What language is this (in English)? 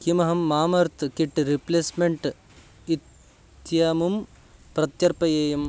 Sanskrit